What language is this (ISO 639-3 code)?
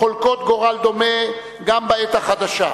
heb